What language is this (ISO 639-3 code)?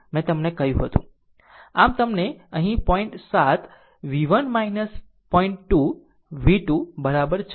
guj